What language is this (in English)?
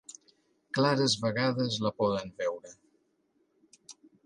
Catalan